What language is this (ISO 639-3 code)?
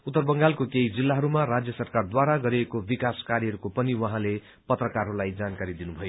nep